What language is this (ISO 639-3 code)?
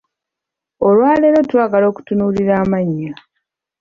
lug